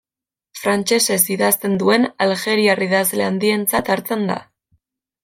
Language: Basque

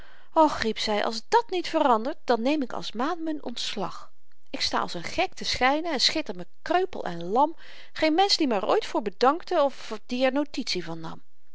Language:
Dutch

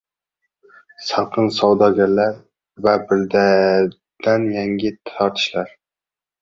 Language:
Uzbek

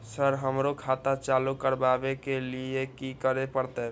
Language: Maithili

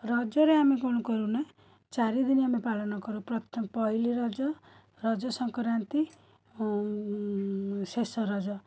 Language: Odia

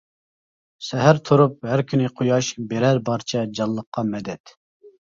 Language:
Uyghur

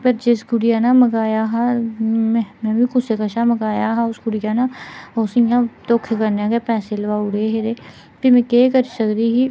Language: Dogri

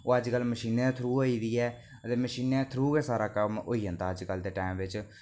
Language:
Dogri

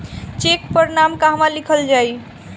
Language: Bhojpuri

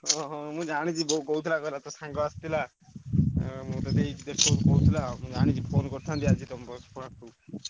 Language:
Odia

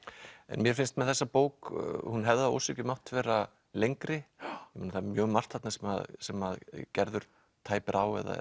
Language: Icelandic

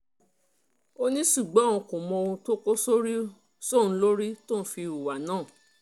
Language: Yoruba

